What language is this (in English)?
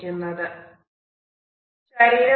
Malayalam